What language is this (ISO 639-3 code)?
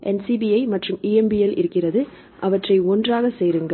tam